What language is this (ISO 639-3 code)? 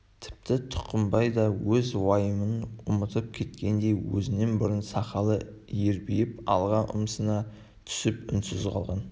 kaz